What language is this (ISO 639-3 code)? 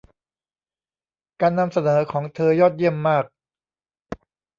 tha